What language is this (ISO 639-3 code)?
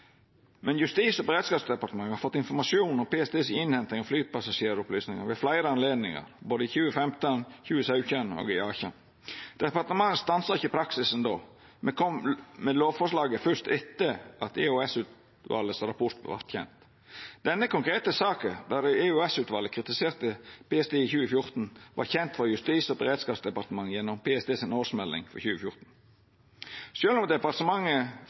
nno